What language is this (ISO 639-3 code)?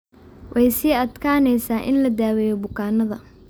som